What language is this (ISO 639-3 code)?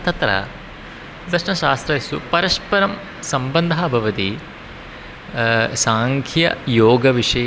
san